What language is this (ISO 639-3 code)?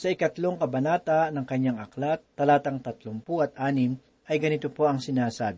fil